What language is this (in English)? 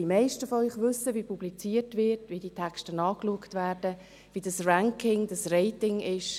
Swiss German